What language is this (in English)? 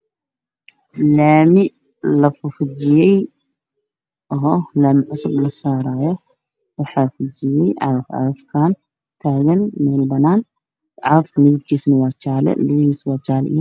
Somali